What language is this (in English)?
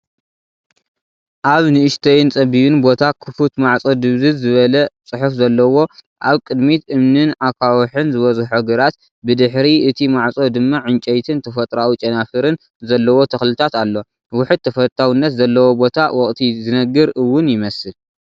Tigrinya